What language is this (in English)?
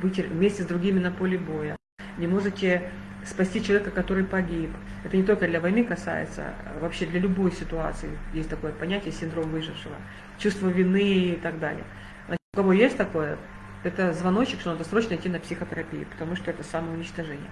Russian